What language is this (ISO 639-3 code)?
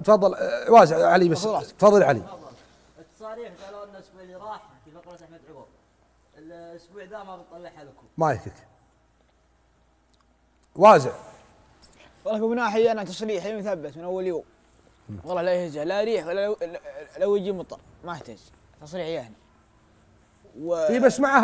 ara